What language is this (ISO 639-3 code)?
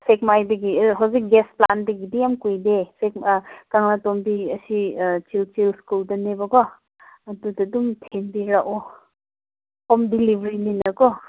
mni